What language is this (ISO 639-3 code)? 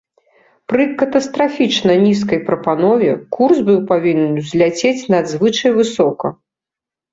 bel